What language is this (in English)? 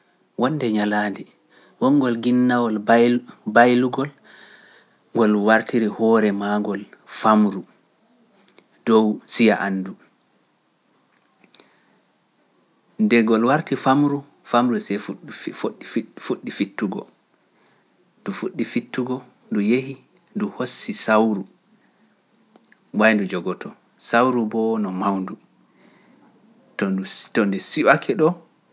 Pular